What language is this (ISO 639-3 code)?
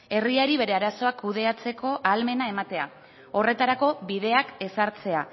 eus